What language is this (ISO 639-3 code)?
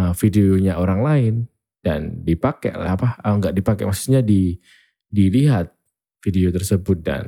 ind